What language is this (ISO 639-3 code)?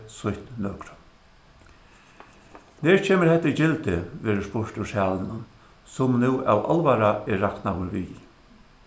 fao